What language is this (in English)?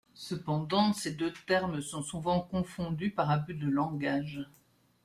French